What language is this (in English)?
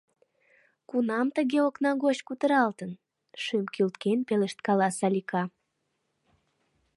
Mari